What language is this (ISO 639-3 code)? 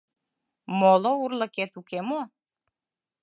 chm